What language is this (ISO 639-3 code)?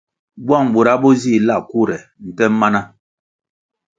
nmg